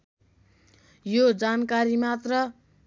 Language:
Nepali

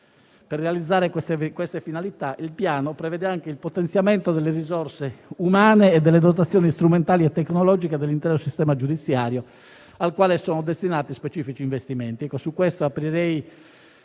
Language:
Italian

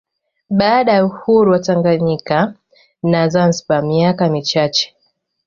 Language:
Swahili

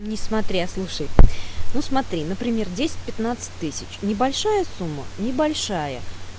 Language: Russian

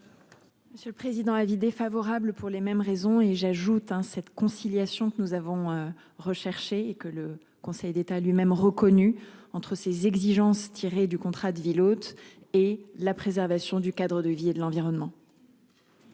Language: French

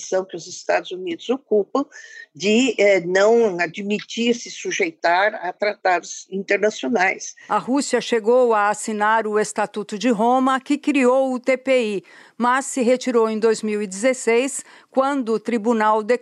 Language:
Portuguese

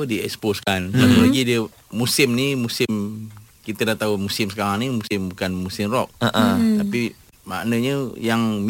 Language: Malay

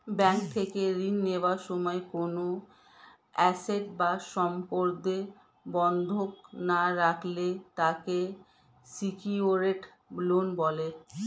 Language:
Bangla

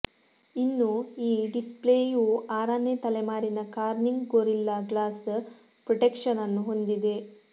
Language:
Kannada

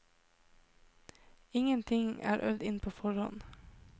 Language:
Norwegian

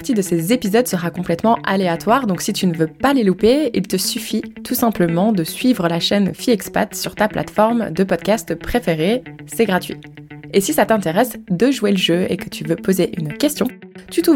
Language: French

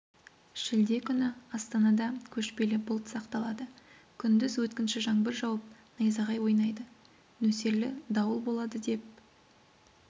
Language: Kazakh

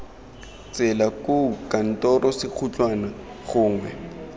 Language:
Tswana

